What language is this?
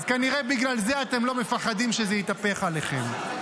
Hebrew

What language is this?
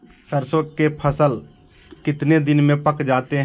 Magahi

